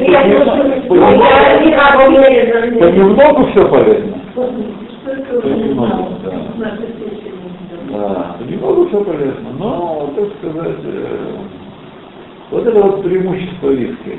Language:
Russian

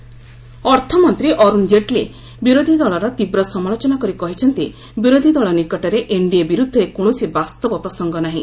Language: Odia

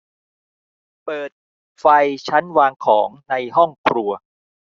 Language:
Thai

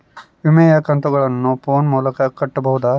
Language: Kannada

